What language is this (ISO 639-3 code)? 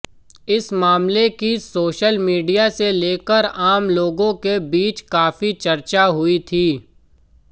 hin